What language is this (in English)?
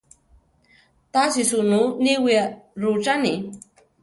Central Tarahumara